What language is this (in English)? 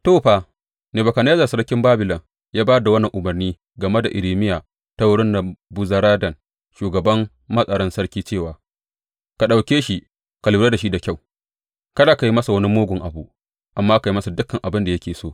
Hausa